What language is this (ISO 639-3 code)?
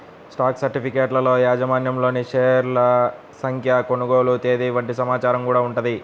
tel